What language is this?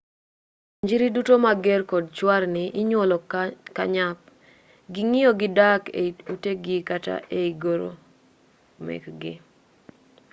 Luo (Kenya and Tanzania)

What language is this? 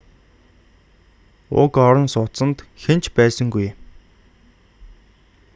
Mongolian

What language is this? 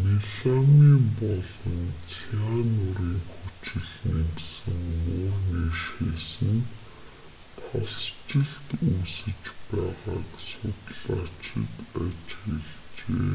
Mongolian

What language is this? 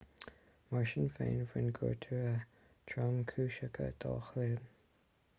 Irish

